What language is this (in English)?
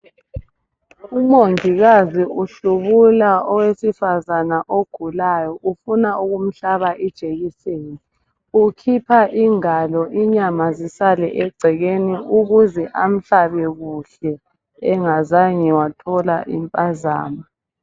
North Ndebele